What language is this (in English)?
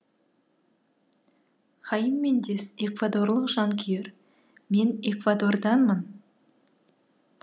Kazakh